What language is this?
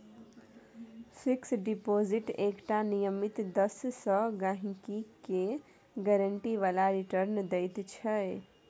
Maithili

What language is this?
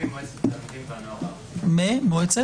Hebrew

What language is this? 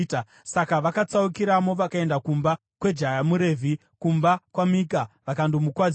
Shona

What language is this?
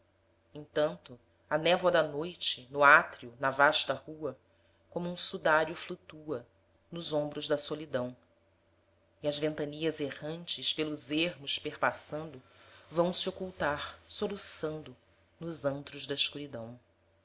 Portuguese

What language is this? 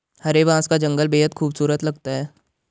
Hindi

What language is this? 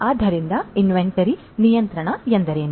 Kannada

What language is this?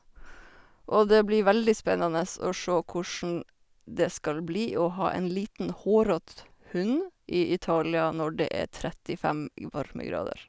Norwegian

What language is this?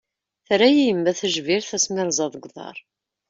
Kabyle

